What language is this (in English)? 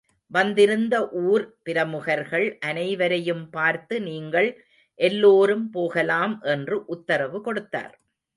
Tamil